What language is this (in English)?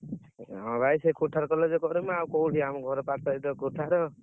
Odia